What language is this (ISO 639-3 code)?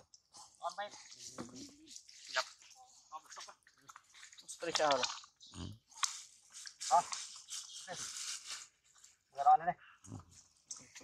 vie